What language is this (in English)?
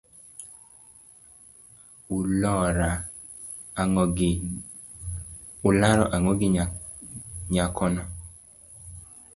Luo (Kenya and Tanzania)